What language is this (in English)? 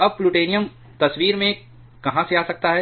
Hindi